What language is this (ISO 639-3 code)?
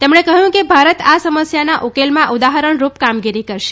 guj